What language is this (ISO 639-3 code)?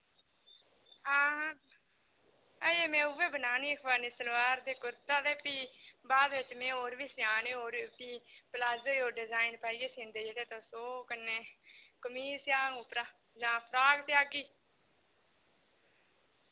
doi